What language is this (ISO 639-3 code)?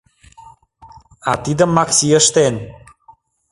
chm